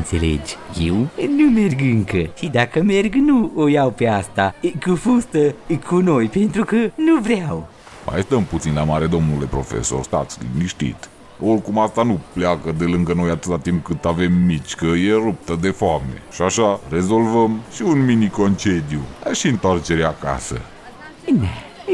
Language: Romanian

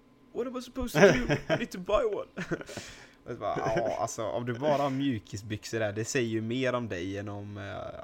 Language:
Swedish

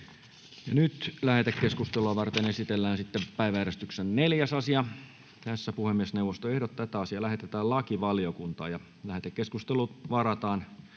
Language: Finnish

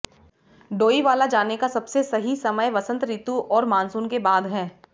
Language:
Hindi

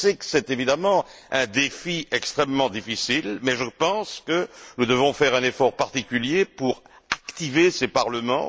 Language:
French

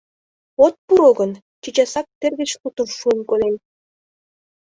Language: Mari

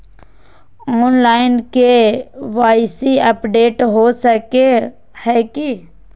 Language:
Magahi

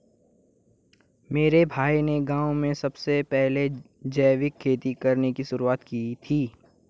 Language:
Hindi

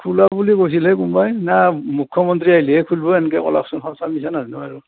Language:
Assamese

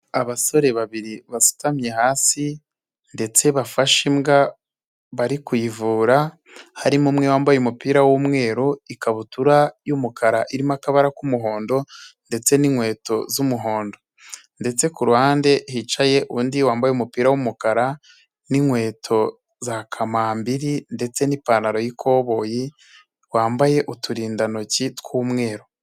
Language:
Kinyarwanda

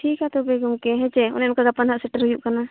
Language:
Santali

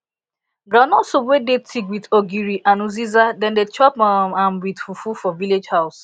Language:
Nigerian Pidgin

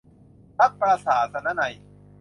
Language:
Thai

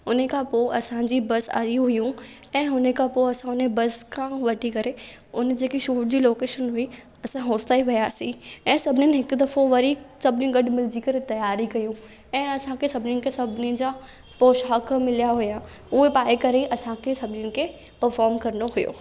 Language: Sindhi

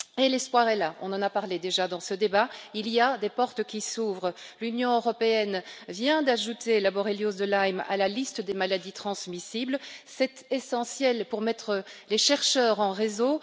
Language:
French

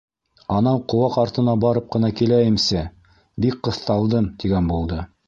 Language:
Bashkir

